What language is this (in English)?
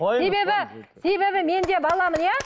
Kazakh